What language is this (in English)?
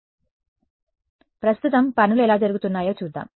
Telugu